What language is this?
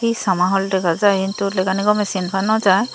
Chakma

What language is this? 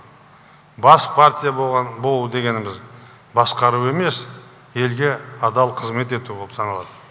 Kazakh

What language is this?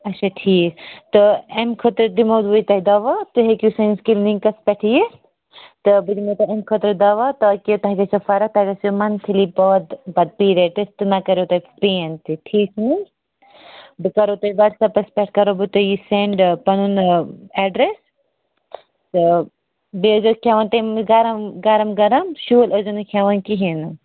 Kashmiri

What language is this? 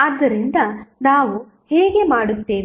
Kannada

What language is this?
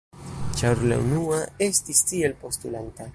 Esperanto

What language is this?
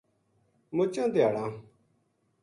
Gujari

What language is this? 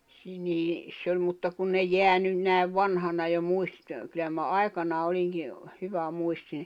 Finnish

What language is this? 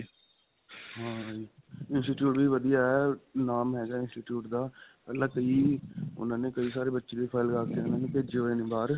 Punjabi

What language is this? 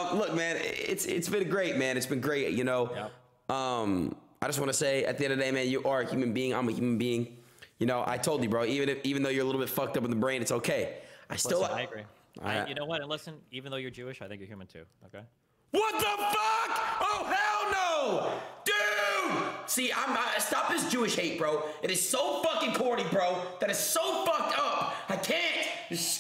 English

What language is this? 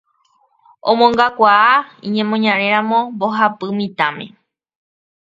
Guarani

